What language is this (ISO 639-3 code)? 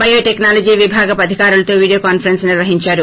tel